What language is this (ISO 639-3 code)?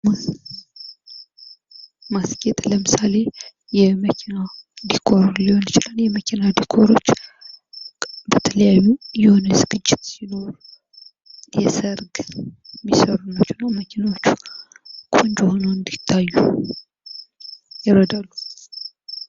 amh